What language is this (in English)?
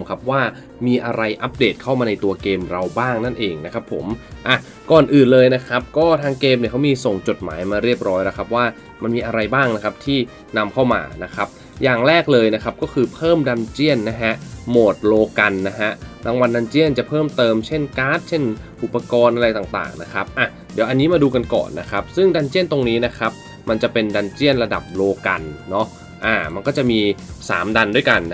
Thai